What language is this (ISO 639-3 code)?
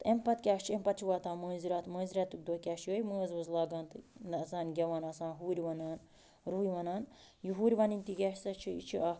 kas